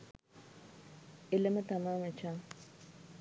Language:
Sinhala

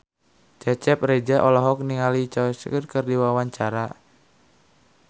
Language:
Sundanese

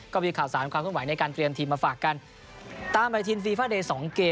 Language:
Thai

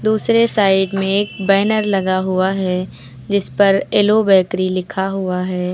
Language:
Hindi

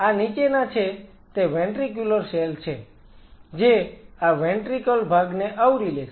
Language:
Gujarati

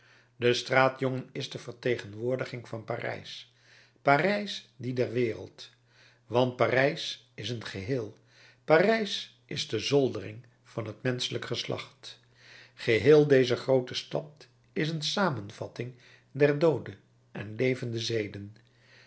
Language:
Dutch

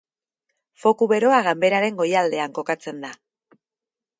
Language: Basque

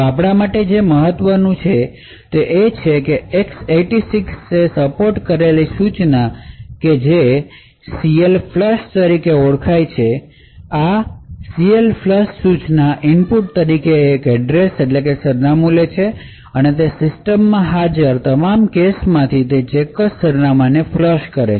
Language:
Gujarati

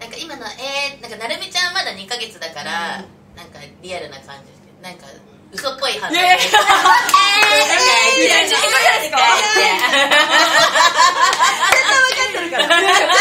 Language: Japanese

